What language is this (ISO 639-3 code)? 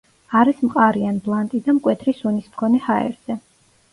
kat